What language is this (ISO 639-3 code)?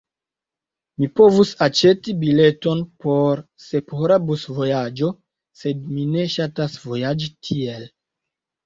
epo